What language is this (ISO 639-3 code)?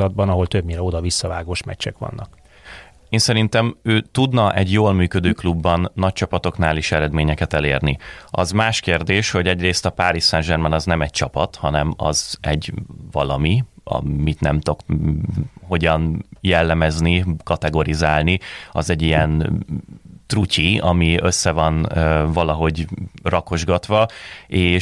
hun